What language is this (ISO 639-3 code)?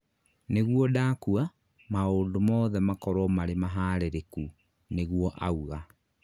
kik